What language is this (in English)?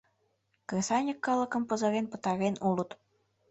Mari